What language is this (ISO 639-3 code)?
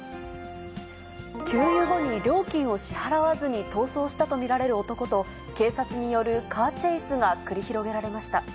jpn